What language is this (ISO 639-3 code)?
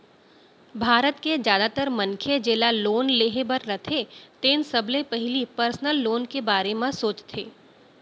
hne